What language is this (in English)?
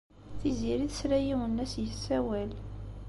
Kabyle